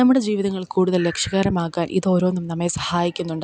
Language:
Malayalam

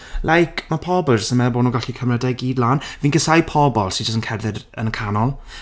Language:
Welsh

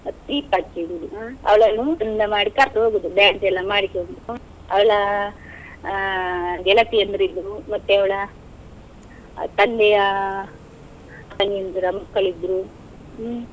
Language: Kannada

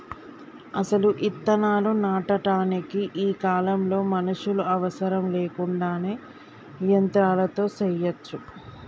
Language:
Telugu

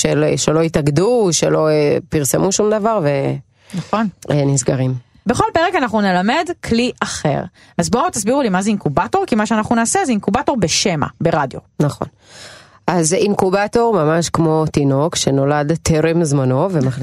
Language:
Hebrew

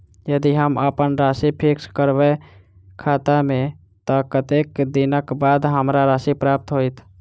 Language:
Maithili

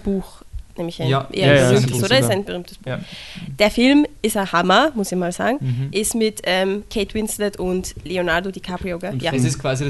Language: German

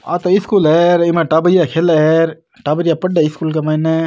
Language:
Rajasthani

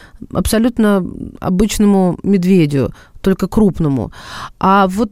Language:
Russian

